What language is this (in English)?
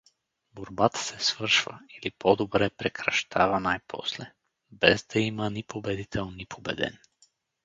Bulgarian